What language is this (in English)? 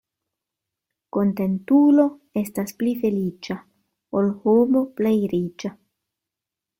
Esperanto